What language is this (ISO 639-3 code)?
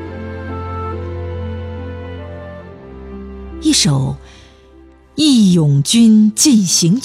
zho